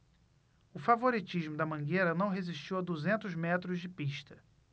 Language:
Portuguese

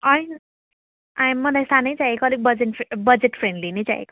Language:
Nepali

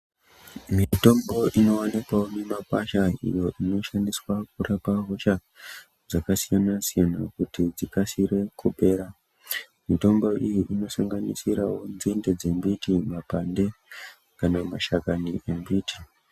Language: Ndau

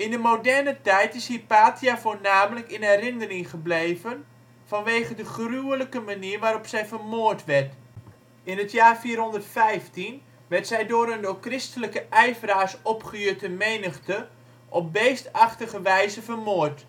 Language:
Dutch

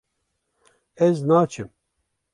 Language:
Kurdish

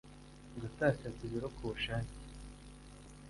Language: Kinyarwanda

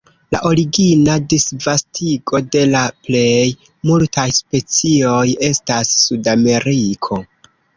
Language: Esperanto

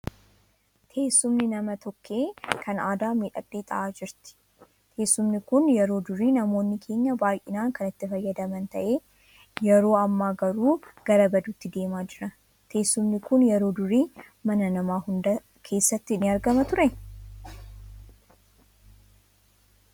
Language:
Oromo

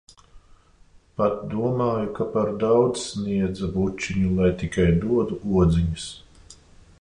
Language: Latvian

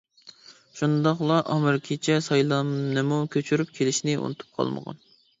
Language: Uyghur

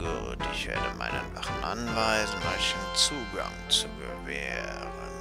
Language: German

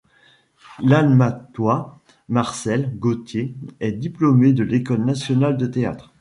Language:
French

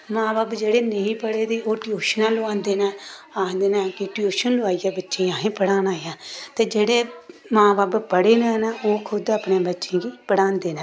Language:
Dogri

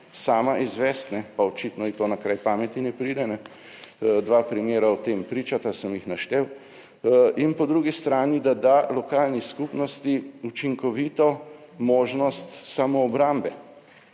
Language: Slovenian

